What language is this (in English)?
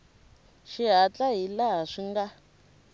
Tsonga